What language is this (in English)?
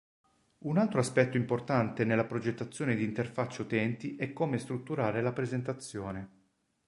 Italian